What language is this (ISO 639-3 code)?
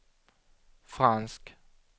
swe